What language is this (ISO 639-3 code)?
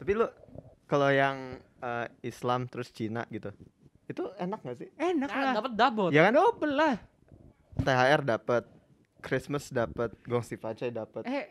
ind